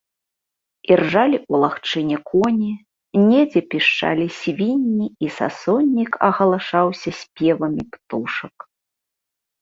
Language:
Belarusian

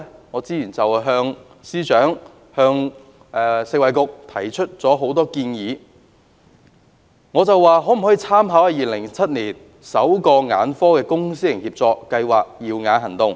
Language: Cantonese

